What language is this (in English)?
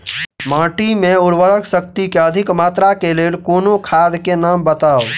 Maithili